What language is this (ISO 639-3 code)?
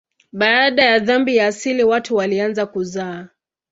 swa